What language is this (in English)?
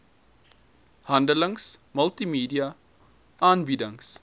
Afrikaans